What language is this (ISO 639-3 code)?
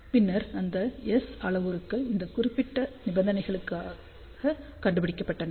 tam